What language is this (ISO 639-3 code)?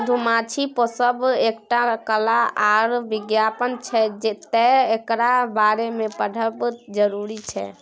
mai